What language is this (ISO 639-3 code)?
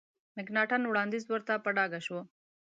pus